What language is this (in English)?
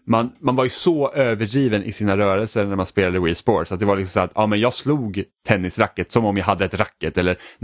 Swedish